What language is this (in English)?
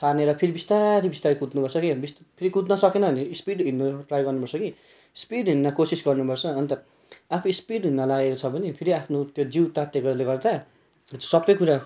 Nepali